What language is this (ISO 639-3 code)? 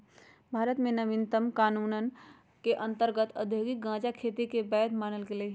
mag